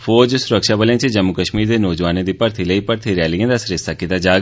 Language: Dogri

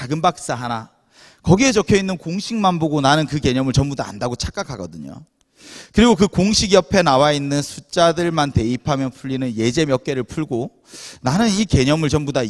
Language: Korean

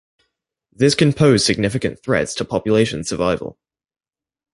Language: English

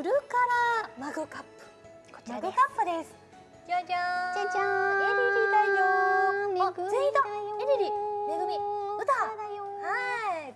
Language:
Japanese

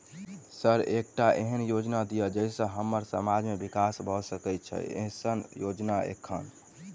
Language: Maithili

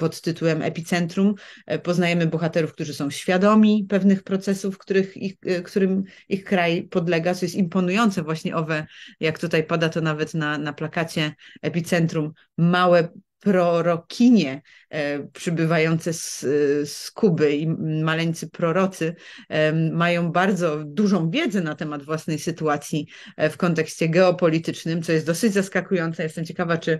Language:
Polish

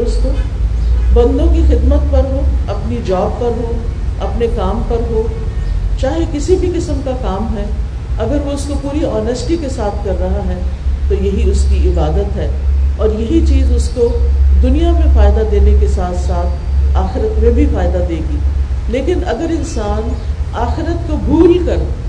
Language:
Urdu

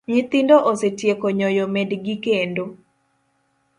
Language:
Luo (Kenya and Tanzania)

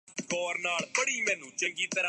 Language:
Urdu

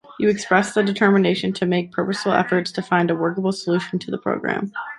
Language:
English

